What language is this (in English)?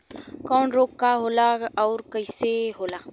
Bhojpuri